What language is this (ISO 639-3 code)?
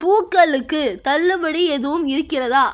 tam